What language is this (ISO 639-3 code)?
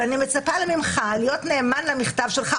heb